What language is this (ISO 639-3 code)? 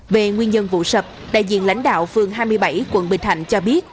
vie